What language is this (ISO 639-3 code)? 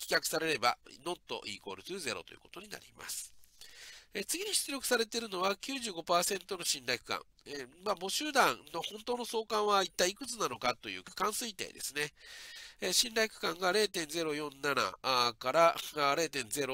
jpn